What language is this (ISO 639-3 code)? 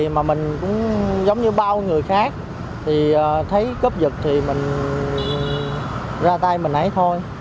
vie